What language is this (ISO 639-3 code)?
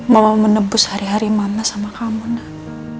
ind